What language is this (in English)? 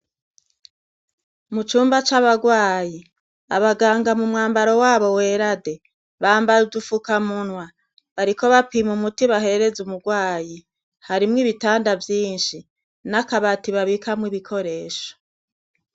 Rundi